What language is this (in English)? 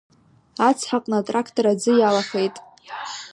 Abkhazian